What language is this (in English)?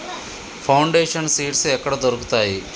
Telugu